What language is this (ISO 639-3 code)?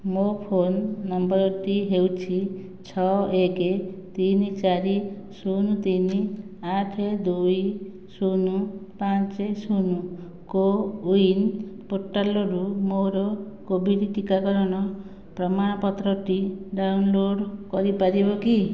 ori